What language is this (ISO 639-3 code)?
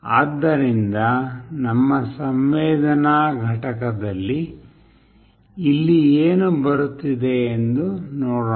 kan